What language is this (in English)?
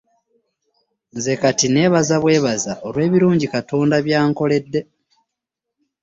Ganda